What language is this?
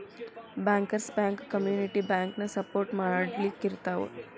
Kannada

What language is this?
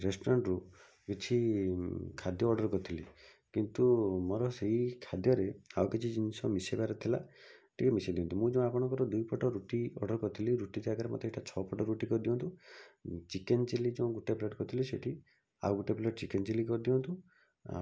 Odia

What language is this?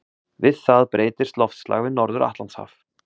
Icelandic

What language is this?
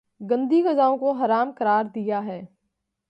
Urdu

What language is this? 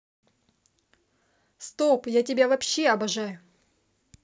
Russian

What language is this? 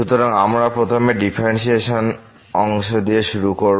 Bangla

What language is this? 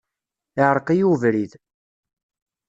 Kabyle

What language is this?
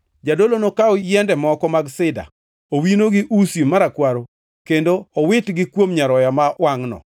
Luo (Kenya and Tanzania)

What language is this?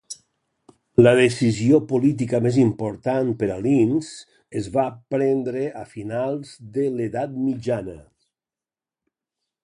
Catalan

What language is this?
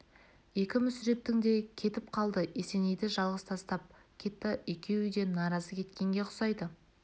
Kazakh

